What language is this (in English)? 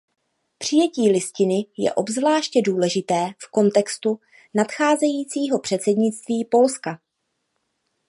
Czech